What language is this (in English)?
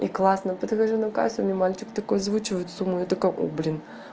Russian